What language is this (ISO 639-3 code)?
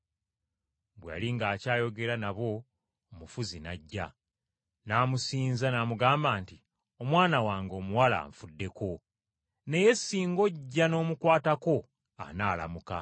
lug